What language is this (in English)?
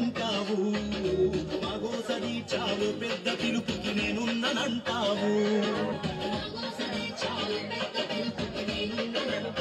Arabic